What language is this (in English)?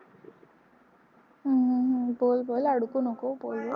Marathi